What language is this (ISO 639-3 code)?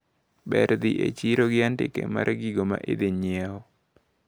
luo